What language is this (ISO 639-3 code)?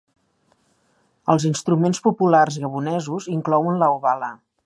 cat